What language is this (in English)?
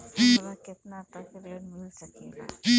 Bhojpuri